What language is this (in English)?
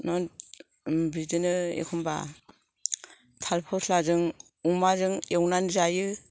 Bodo